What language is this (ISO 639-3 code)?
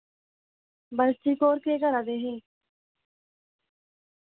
doi